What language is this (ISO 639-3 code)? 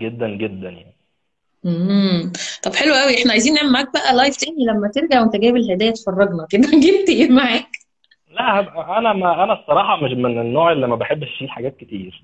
ara